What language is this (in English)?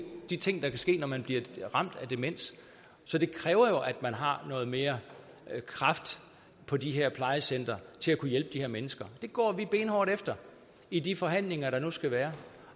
Danish